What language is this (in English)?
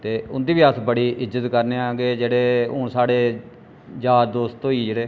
Dogri